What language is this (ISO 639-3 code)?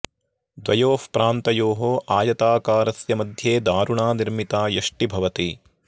san